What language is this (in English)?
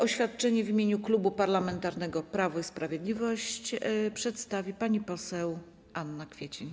Polish